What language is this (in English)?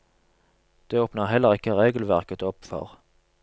Norwegian